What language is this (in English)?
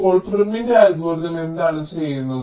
Malayalam